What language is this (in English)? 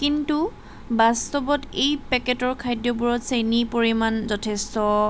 Assamese